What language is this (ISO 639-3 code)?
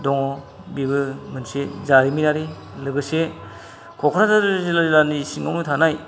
brx